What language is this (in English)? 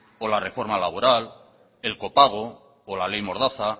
Spanish